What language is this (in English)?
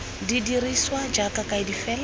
Tswana